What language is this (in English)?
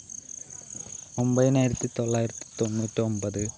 Malayalam